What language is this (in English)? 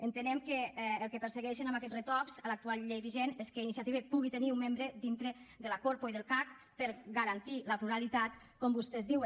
Catalan